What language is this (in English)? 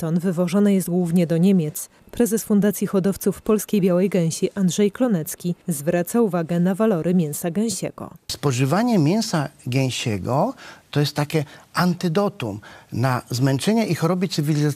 Polish